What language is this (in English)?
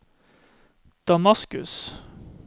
Norwegian